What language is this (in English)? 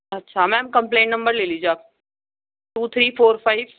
Urdu